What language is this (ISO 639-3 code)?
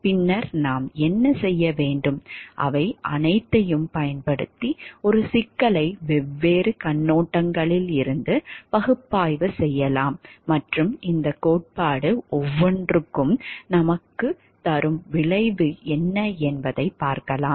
tam